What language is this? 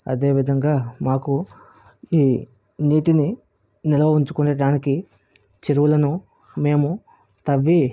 Telugu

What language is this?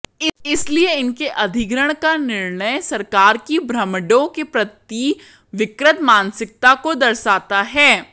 Hindi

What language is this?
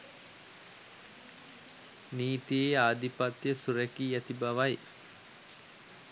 Sinhala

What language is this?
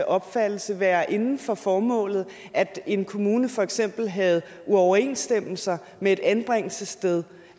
Danish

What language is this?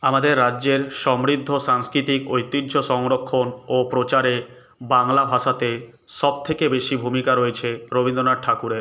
Bangla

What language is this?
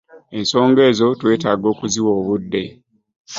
Ganda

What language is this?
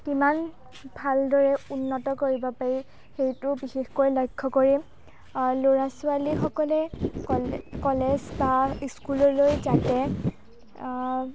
Assamese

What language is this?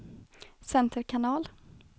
Swedish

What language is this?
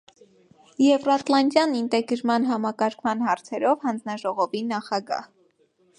Armenian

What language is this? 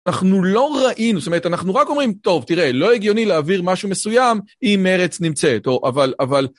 Hebrew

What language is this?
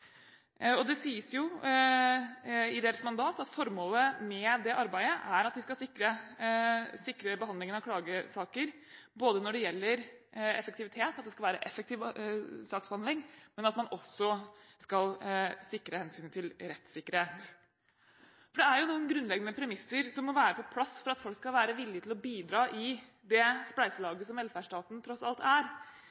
Norwegian Bokmål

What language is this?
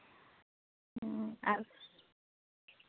Santali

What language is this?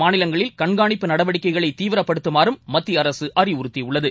Tamil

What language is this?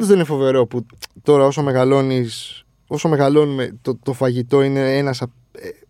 Greek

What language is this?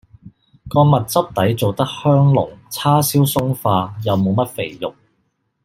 Cantonese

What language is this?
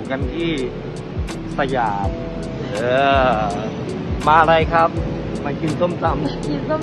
Thai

